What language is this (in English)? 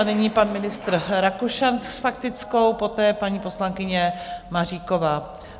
Czech